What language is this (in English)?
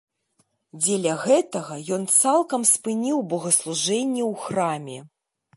Belarusian